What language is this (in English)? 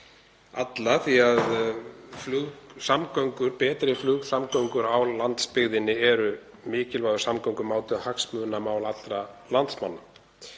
Icelandic